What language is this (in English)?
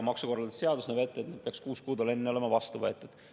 Estonian